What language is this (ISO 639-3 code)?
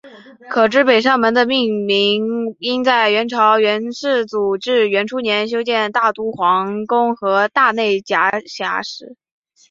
zho